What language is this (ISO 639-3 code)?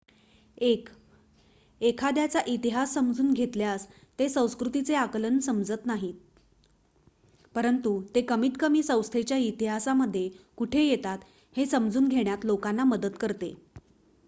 mar